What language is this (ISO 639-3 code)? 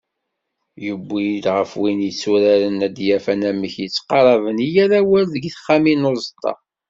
kab